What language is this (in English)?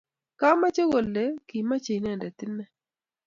Kalenjin